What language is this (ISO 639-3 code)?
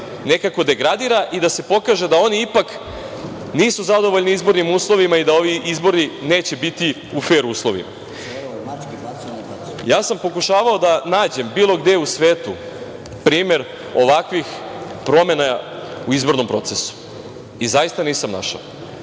srp